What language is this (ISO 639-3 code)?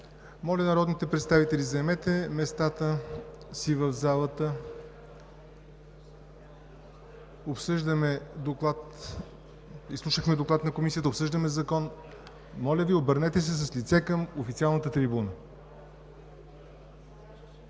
bul